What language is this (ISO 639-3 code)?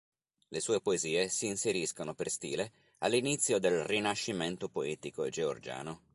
ita